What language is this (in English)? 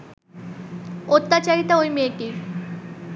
Bangla